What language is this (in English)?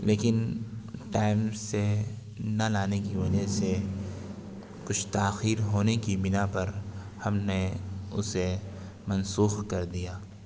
Urdu